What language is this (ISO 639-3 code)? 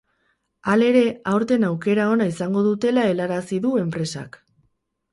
eus